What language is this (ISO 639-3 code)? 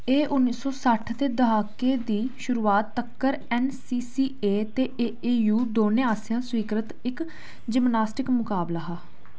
doi